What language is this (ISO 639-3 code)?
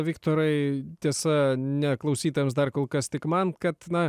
lit